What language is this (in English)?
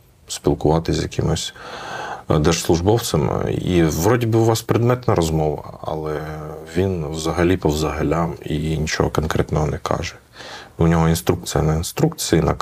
Ukrainian